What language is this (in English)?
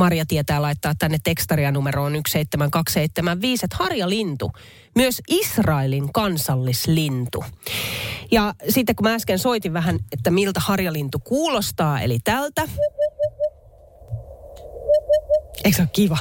Finnish